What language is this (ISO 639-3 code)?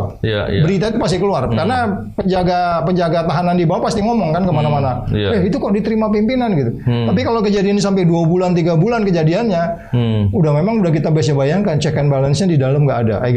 ind